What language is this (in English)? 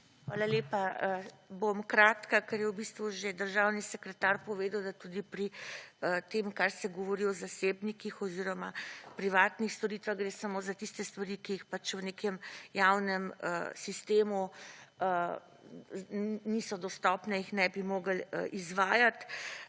Slovenian